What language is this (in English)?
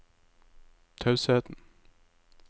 Norwegian